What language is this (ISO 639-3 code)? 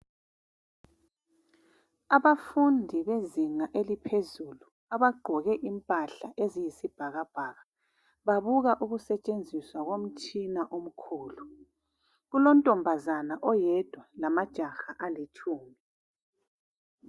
nde